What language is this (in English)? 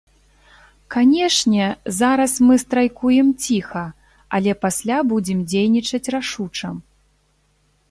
Belarusian